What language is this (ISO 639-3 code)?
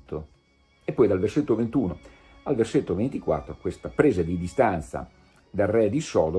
ita